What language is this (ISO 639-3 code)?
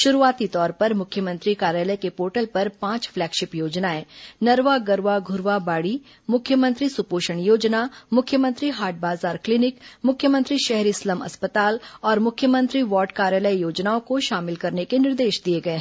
hin